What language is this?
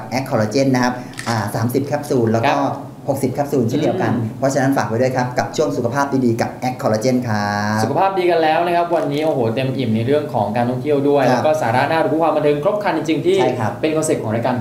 Thai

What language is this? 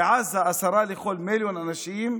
Hebrew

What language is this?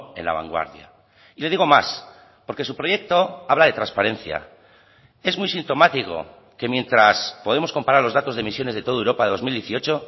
Spanish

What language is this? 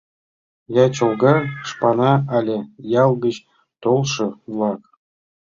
Mari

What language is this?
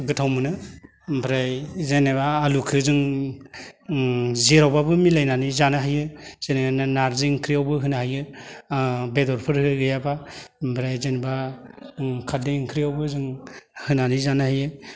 Bodo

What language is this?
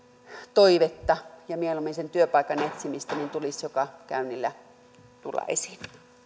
Finnish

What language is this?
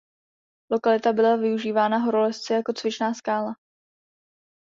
Czech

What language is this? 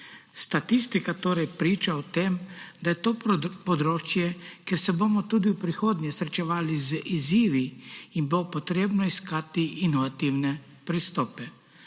Slovenian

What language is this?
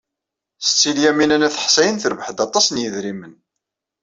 Kabyle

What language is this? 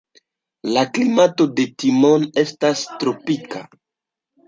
Esperanto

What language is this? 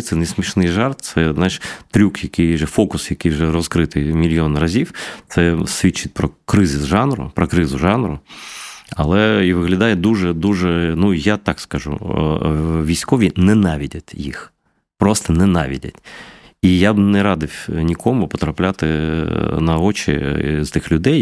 Ukrainian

